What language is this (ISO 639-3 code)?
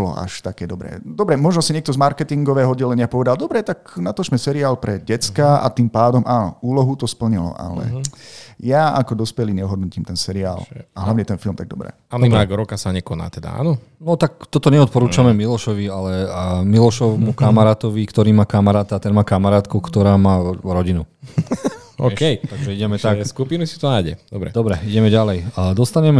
slk